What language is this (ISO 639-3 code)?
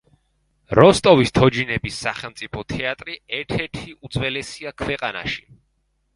kat